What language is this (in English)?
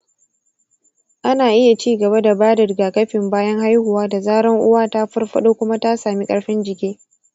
Hausa